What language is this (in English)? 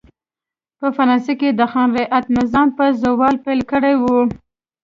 Pashto